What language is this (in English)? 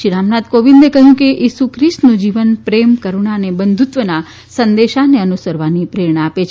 Gujarati